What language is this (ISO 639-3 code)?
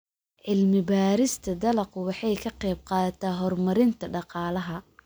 som